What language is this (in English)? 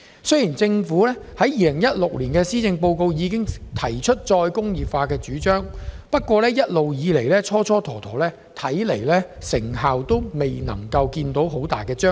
Cantonese